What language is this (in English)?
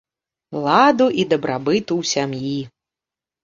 Belarusian